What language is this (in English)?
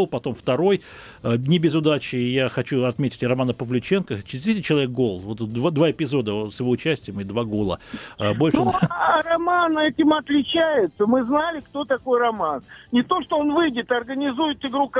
Russian